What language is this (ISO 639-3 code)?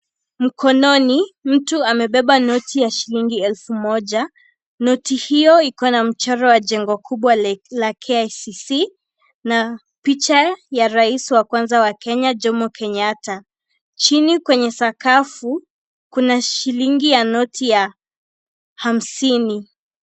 swa